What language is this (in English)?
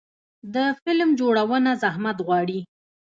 Pashto